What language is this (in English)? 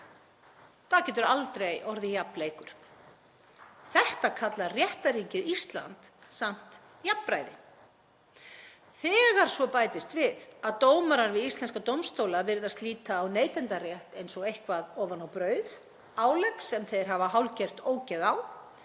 Icelandic